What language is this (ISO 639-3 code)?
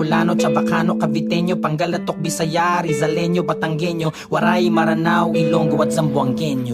tha